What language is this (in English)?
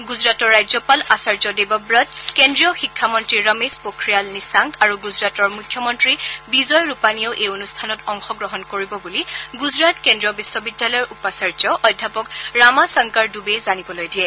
Assamese